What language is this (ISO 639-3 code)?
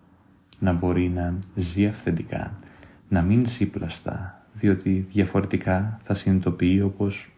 ell